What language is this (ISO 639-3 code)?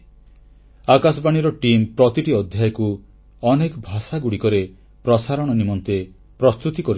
ori